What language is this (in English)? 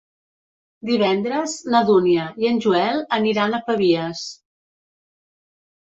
Catalan